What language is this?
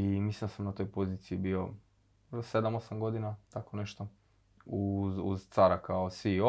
Croatian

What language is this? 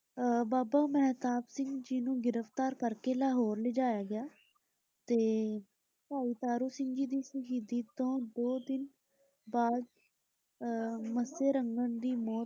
Punjabi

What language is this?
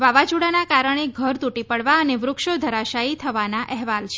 Gujarati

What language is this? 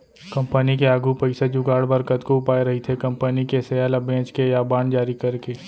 Chhattisgarhi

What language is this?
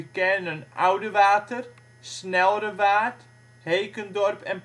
Dutch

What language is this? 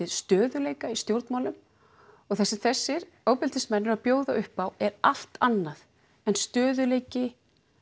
Icelandic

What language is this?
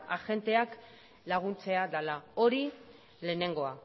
Basque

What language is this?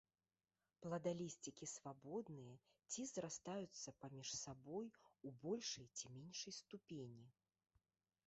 Belarusian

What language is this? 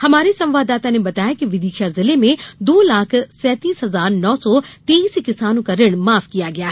Hindi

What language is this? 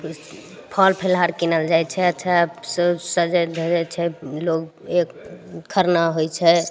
Maithili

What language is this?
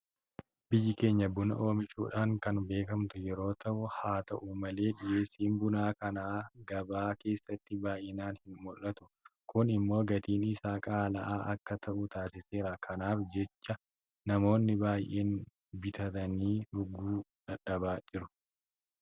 Oromo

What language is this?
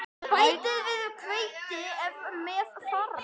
Icelandic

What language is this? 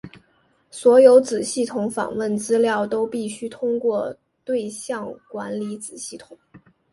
Chinese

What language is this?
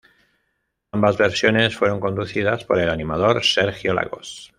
Spanish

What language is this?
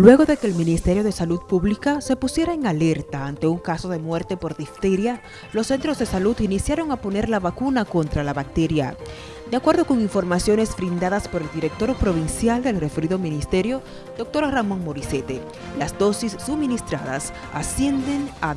Spanish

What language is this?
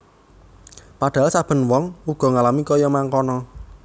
Javanese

